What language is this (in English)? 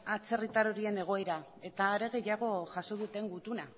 Basque